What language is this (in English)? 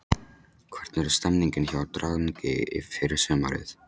Icelandic